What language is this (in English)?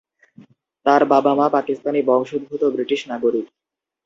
Bangla